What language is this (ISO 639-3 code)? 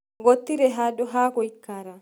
kik